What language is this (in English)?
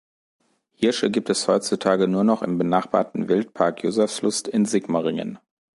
German